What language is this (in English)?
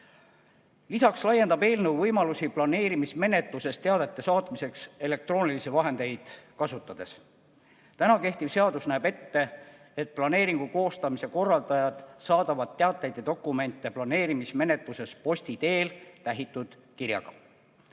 Estonian